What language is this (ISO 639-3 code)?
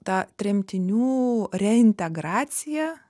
lit